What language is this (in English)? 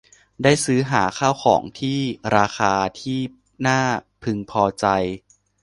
Thai